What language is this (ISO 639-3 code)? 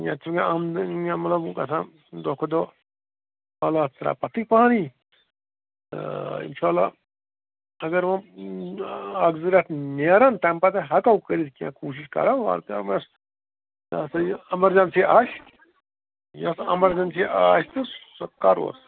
kas